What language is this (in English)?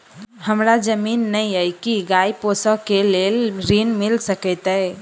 Maithili